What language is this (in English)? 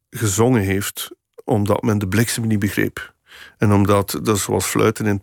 Dutch